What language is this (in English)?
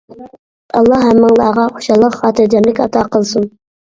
Uyghur